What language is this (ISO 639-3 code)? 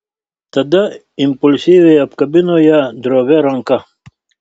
lit